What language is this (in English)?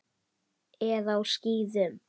Icelandic